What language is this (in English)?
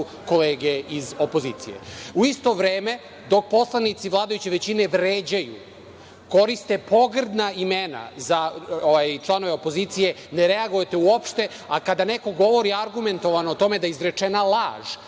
Serbian